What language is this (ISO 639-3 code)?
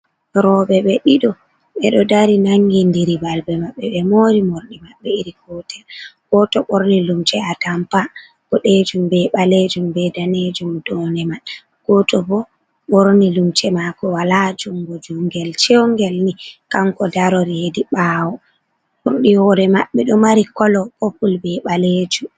ful